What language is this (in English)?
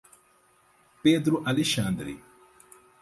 Portuguese